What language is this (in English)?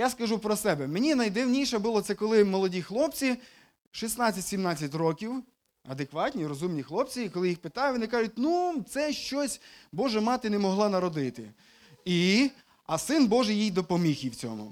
Ukrainian